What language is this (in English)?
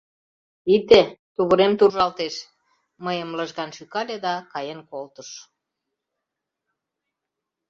Mari